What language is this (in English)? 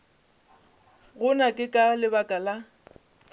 Northern Sotho